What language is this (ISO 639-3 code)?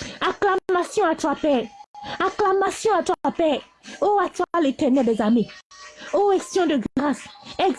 fra